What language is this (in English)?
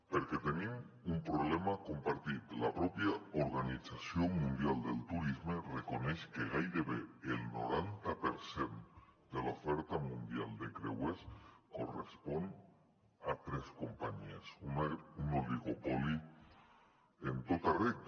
Catalan